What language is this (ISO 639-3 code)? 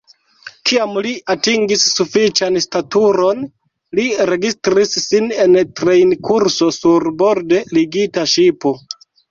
epo